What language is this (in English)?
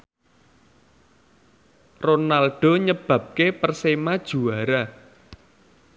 Javanese